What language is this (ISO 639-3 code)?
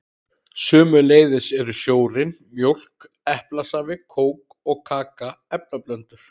isl